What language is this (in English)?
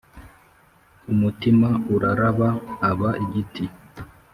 Kinyarwanda